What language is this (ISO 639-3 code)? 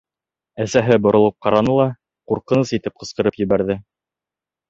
bak